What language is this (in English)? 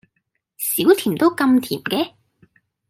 Cantonese